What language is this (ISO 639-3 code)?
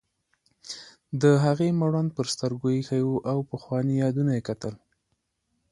pus